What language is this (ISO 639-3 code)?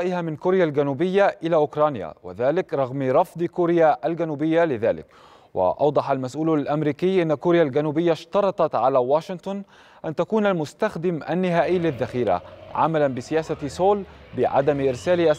ara